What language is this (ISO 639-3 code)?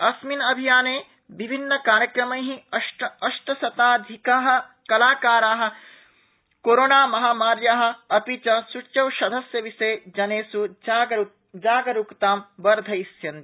san